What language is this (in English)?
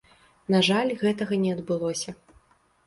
Belarusian